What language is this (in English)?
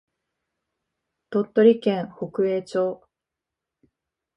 Japanese